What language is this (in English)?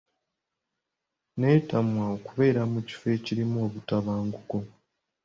Ganda